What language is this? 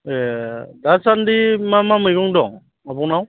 Bodo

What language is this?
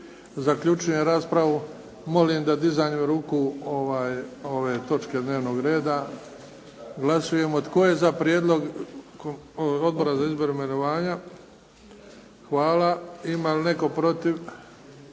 Croatian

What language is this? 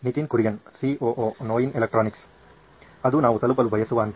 Kannada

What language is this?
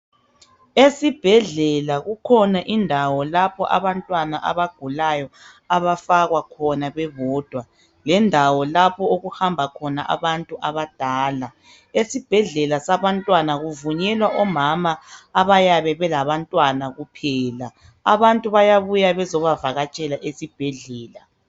North Ndebele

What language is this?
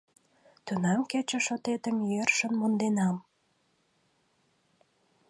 Mari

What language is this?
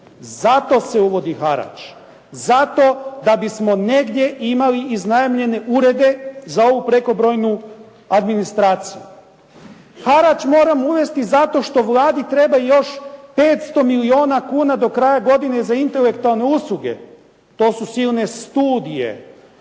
Croatian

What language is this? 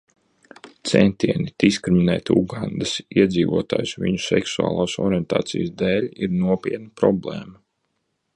Latvian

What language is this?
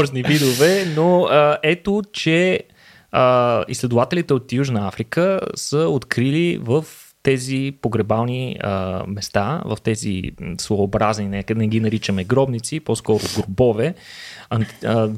Bulgarian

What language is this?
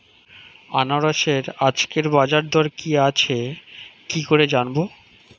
Bangla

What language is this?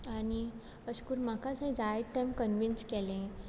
Konkani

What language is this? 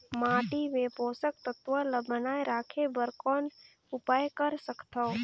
Chhattisgarhi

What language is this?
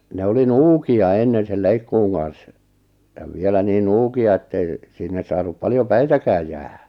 Finnish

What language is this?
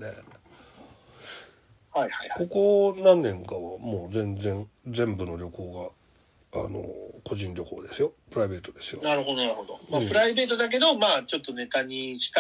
Japanese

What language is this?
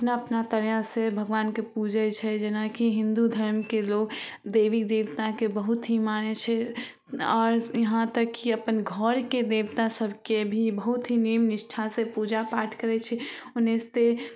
Maithili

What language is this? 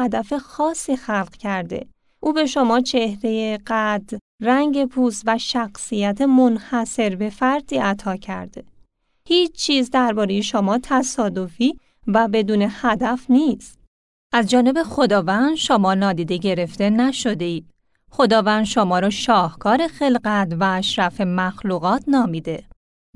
Persian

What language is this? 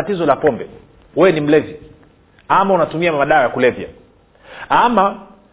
Swahili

